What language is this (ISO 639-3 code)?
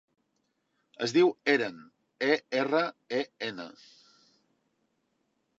cat